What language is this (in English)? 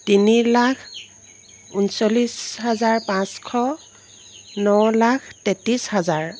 Assamese